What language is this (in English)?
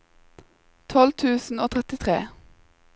Norwegian